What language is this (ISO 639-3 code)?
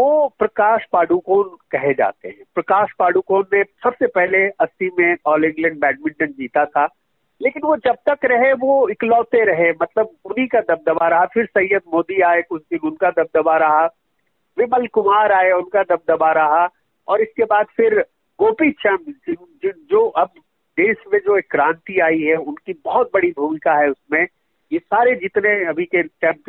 hin